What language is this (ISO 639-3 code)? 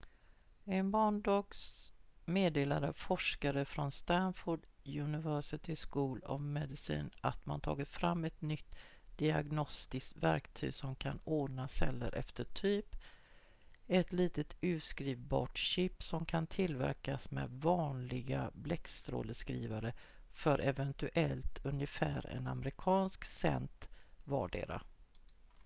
swe